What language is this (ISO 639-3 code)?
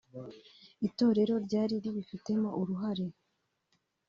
kin